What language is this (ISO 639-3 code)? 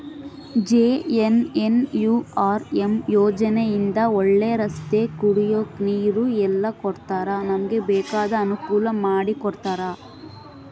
kan